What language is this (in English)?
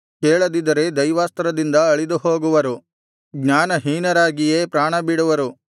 Kannada